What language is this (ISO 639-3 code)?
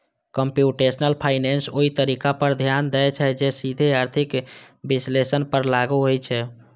mai